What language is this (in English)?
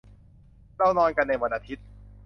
Thai